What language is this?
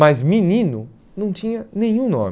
Portuguese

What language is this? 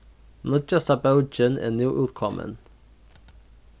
Faroese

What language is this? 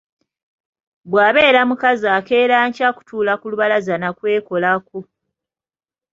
Ganda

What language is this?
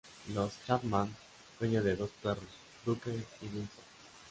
Spanish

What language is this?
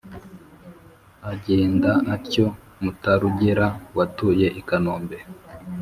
Kinyarwanda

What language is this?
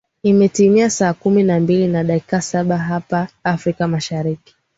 Swahili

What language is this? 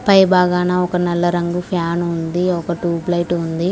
Telugu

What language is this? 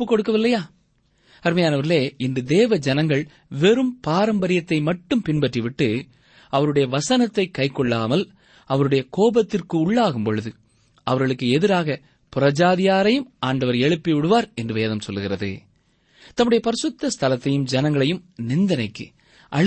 Tamil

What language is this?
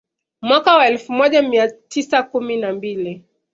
Swahili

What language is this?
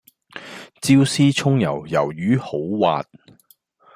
Cantonese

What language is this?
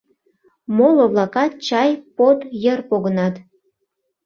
Mari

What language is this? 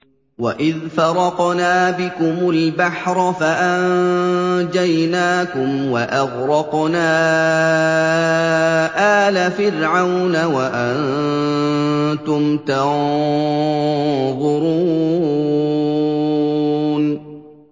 Arabic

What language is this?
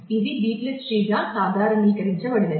Telugu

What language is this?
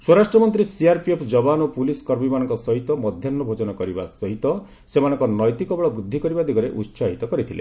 Odia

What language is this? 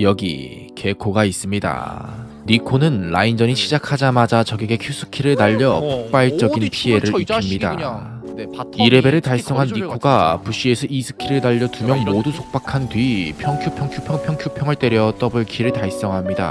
Korean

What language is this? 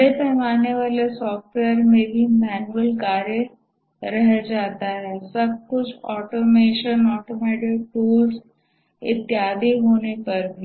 Hindi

